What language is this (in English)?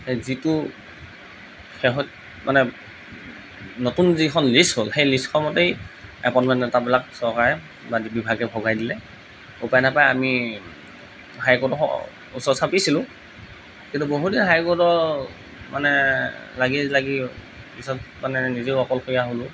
Assamese